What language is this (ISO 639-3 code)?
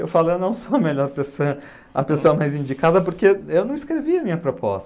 por